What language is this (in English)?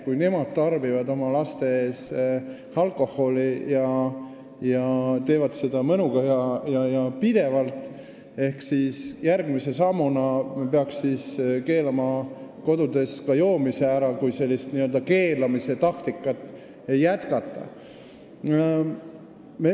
Estonian